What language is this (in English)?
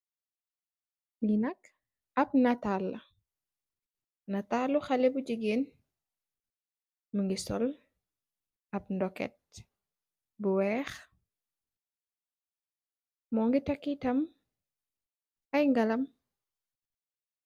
Wolof